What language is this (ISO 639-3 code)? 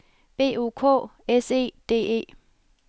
dan